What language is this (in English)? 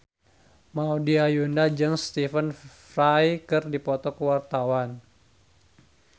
Sundanese